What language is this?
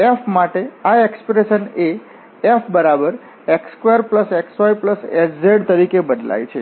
Gujarati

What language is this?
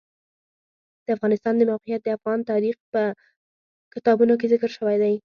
Pashto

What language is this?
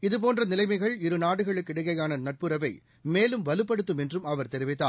Tamil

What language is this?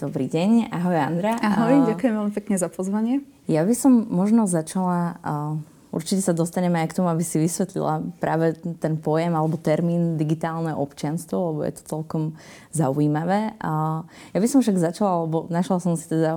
Slovak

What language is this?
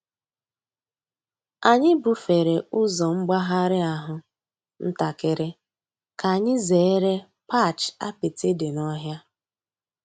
Igbo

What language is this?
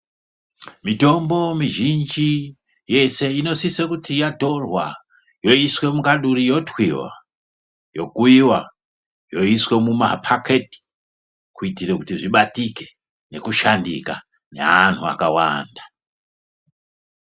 Ndau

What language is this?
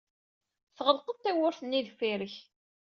Kabyle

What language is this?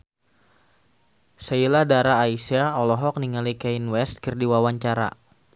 Sundanese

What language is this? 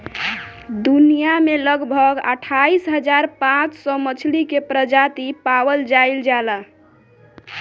Bhojpuri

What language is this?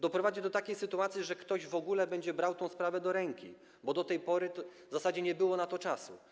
Polish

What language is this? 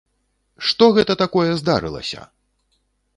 Belarusian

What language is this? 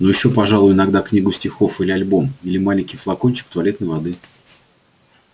Russian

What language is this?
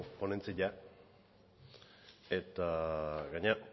Basque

